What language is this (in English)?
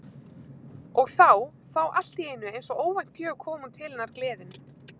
Icelandic